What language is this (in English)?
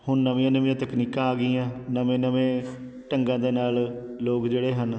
Punjabi